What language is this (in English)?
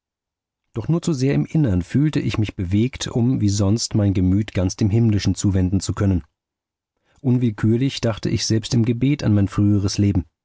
German